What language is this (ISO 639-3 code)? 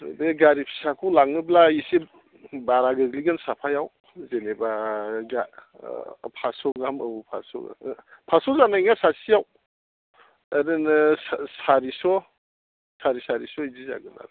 brx